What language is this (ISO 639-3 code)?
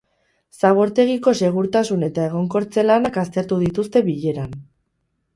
eus